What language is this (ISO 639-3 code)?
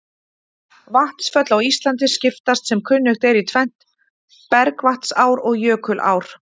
isl